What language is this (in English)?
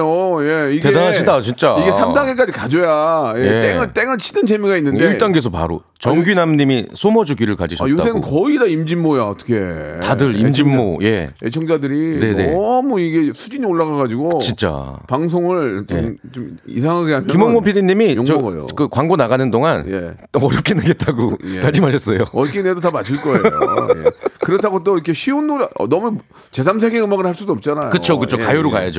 Korean